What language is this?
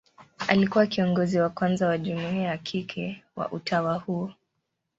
Swahili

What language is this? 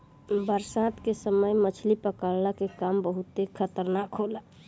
Bhojpuri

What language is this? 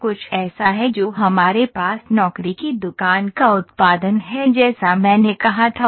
Hindi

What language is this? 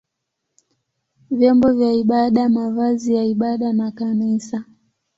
Swahili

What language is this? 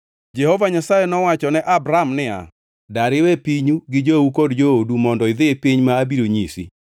Luo (Kenya and Tanzania)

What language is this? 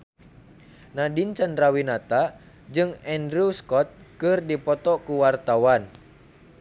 Sundanese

